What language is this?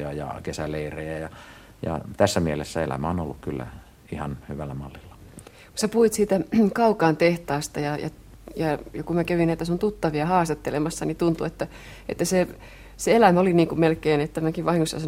Finnish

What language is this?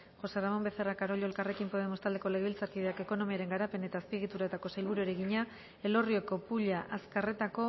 Basque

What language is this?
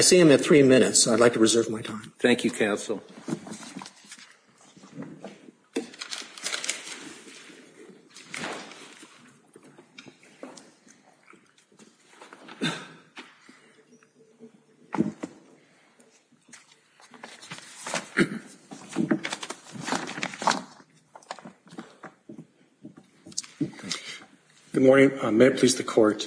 English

